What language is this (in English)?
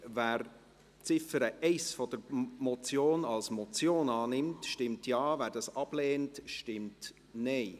Swiss German